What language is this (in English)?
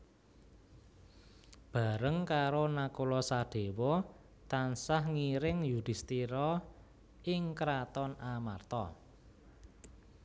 Javanese